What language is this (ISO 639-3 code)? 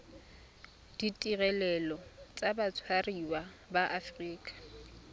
tsn